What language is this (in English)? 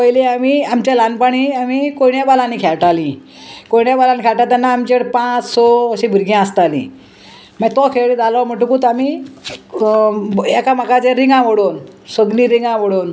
Konkani